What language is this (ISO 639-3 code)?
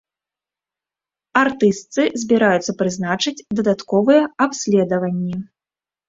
bel